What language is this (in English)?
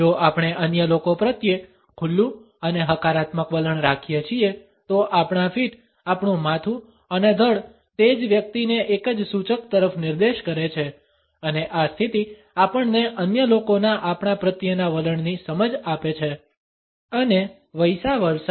Gujarati